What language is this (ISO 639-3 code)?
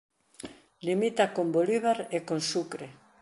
glg